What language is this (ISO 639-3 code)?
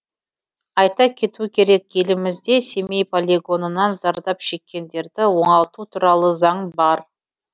kaz